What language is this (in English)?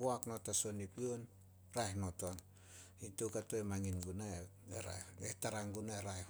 Solos